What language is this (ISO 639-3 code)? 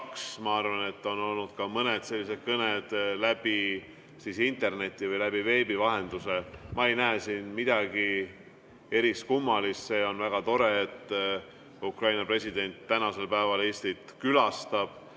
est